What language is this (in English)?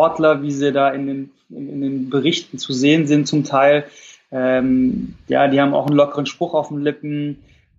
German